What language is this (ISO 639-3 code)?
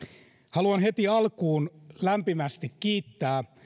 fin